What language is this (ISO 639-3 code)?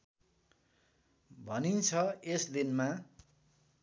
nep